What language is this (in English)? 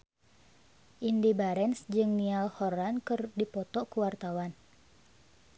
Sundanese